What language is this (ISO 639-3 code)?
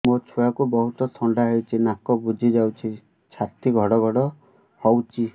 ori